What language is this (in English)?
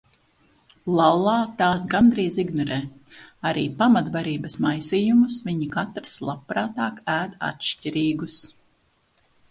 Latvian